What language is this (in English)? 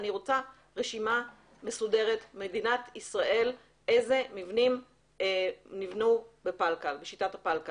Hebrew